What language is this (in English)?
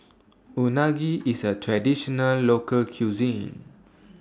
English